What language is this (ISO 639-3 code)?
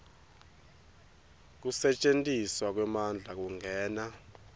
ssw